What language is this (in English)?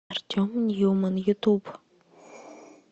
Russian